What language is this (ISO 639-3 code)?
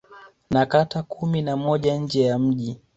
swa